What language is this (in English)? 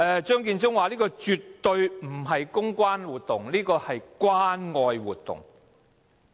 Cantonese